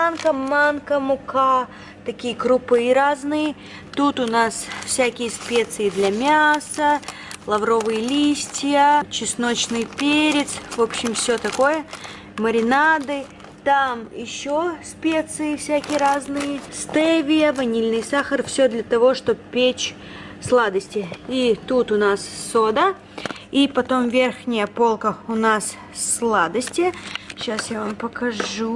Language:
Russian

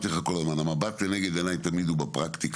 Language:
Hebrew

